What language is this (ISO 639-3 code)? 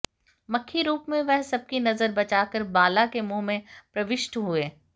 hin